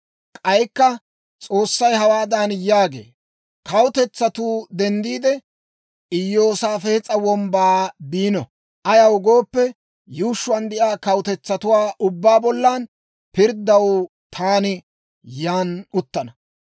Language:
Dawro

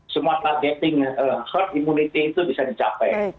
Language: Indonesian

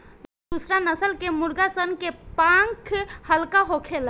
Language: Bhojpuri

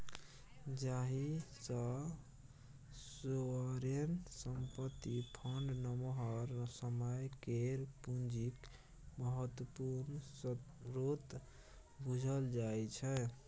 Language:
Maithili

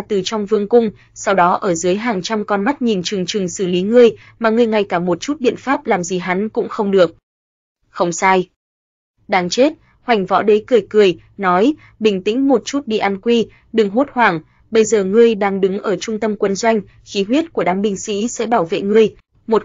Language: Vietnamese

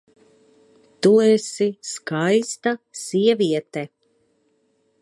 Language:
Latvian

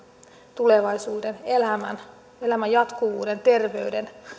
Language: Finnish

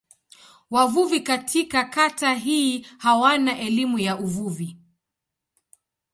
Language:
Swahili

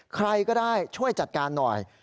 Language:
Thai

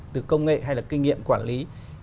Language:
Vietnamese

